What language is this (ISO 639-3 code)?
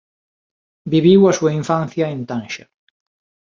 glg